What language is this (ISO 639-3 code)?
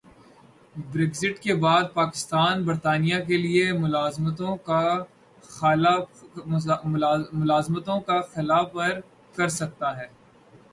urd